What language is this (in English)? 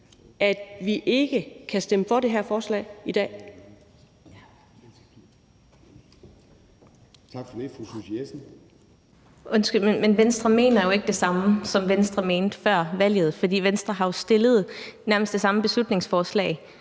Danish